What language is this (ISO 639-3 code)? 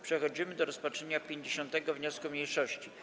pol